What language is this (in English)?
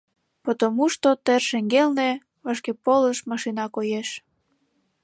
Mari